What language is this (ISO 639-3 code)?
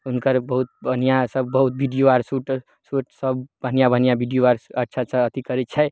mai